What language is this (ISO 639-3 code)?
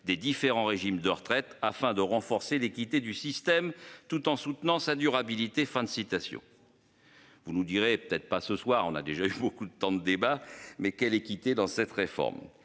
fra